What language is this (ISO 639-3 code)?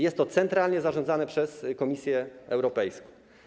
pol